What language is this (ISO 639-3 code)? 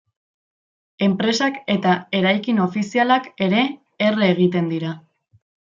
eus